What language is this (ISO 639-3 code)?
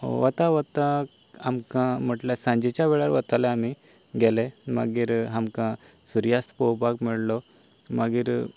kok